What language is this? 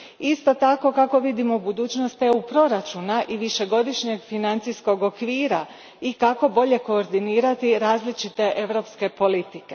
Croatian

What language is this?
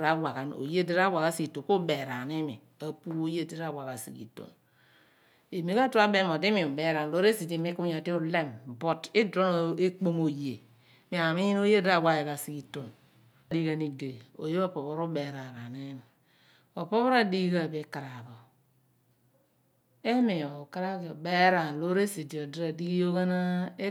Abua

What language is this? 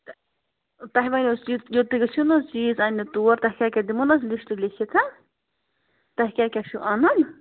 Kashmiri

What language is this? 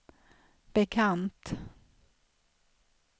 Swedish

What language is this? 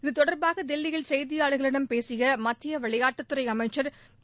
Tamil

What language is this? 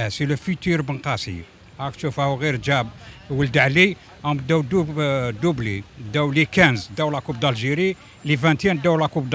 Arabic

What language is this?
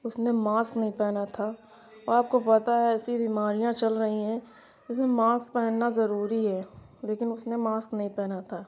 Urdu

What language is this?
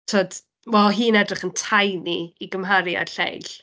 Welsh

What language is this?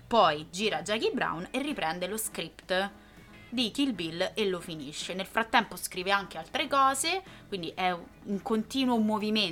Italian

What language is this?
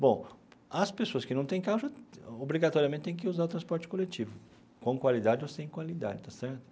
Portuguese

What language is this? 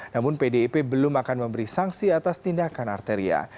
Indonesian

